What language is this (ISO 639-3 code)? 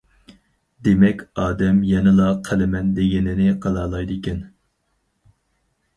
uig